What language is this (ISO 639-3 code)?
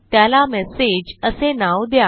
mar